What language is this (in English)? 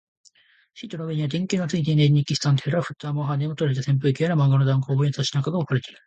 Japanese